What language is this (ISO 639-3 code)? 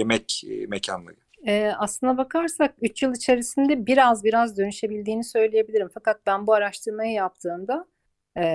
tur